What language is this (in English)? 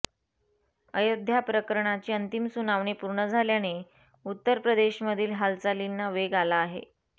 Marathi